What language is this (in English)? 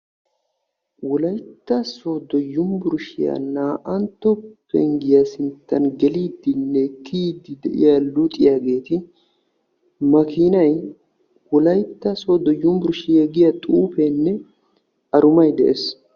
Wolaytta